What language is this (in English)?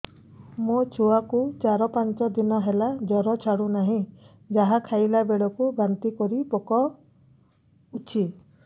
Odia